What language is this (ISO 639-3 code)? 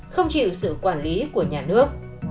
vie